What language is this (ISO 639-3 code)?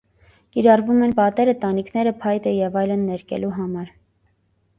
hye